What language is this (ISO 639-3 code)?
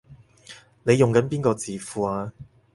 yue